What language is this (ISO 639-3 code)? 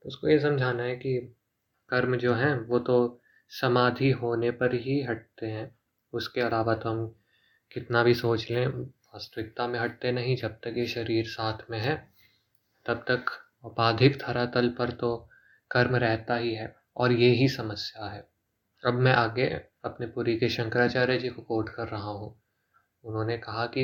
hin